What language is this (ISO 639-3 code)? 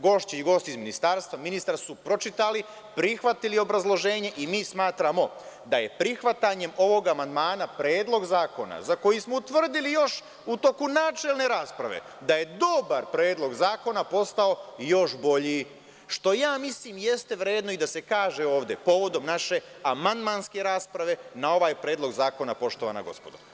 srp